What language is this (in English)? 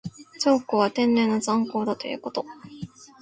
Japanese